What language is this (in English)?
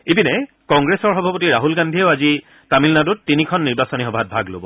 Assamese